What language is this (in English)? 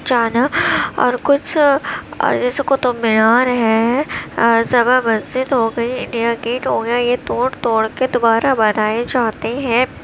Urdu